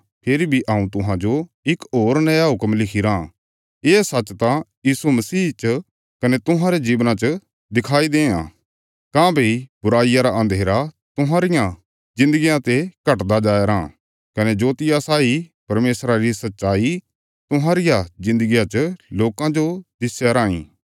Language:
Bilaspuri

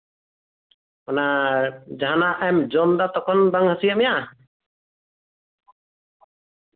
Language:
Santali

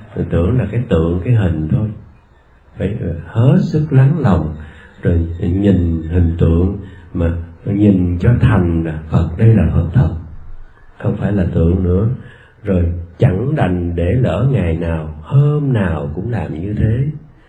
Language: Vietnamese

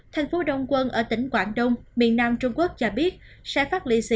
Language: Vietnamese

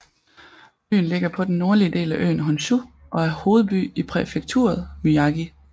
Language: Danish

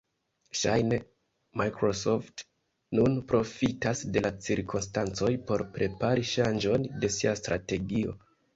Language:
Esperanto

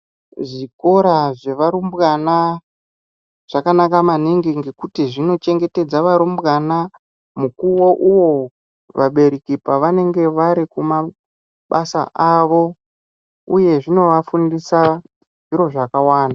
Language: Ndau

